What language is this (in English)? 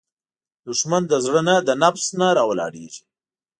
Pashto